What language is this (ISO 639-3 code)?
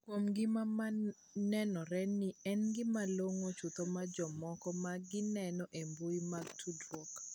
luo